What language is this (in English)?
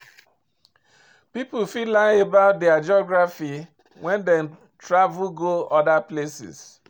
Nigerian Pidgin